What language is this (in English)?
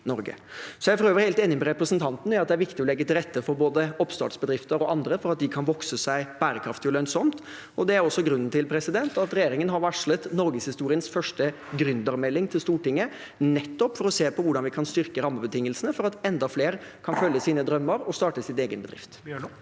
Norwegian